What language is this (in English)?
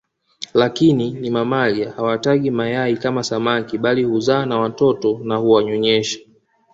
Swahili